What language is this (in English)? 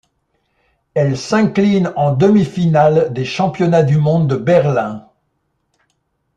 French